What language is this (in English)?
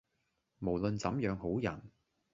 Cantonese